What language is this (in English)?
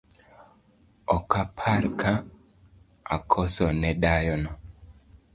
Luo (Kenya and Tanzania)